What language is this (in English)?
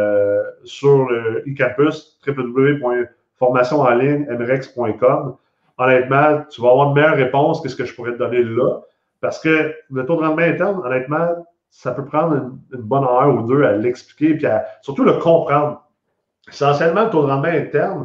French